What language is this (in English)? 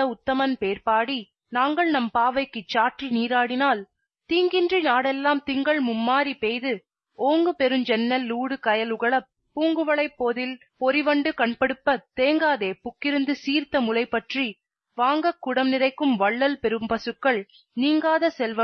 Tamil